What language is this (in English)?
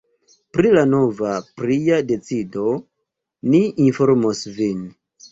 Esperanto